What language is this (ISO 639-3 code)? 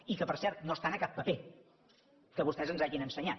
cat